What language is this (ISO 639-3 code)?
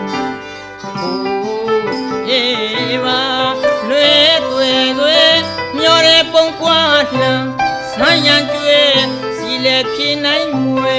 tha